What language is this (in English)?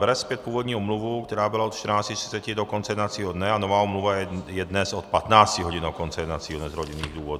Czech